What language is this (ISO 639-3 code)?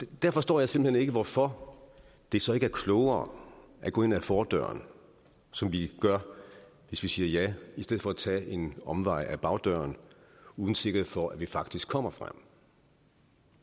dan